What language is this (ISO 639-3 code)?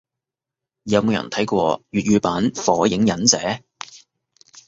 yue